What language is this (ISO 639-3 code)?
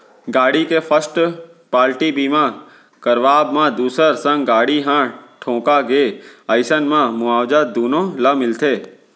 hne